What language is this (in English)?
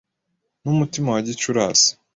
Kinyarwanda